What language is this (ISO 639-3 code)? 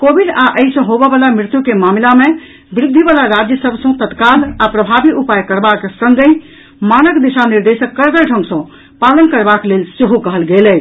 mai